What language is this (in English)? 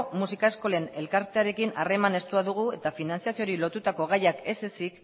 Basque